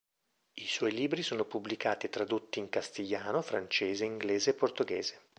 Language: Italian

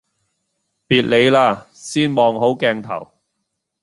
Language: Cantonese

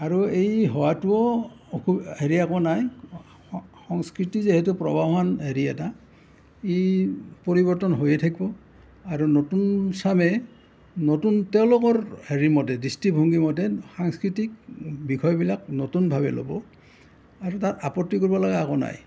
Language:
Assamese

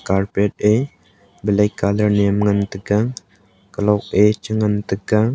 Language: Wancho Naga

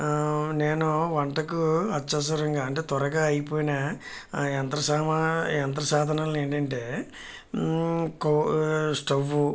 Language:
Telugu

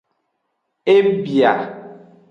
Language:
Aja (Benin)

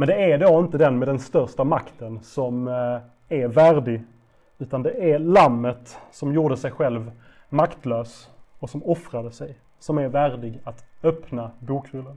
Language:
Swedish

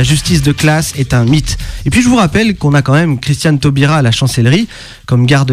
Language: French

